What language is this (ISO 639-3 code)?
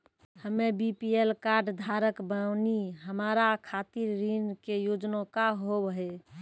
mai